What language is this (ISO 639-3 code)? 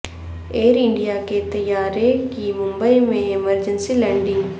urd